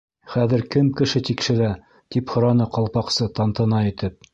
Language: Bashkir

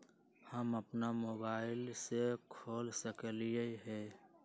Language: Magahi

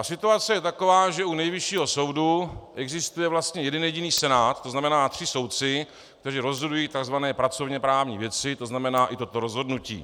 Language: Czech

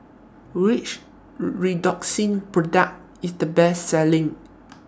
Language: English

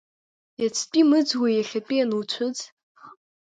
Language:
Abkhazian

